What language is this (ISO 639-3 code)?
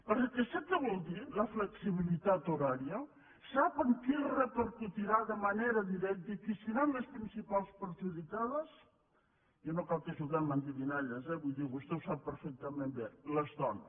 cat